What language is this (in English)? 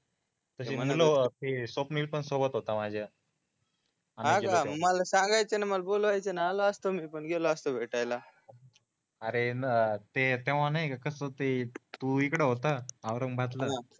Marathi